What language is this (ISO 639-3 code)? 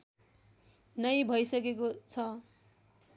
nep